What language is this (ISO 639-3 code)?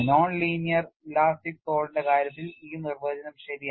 mal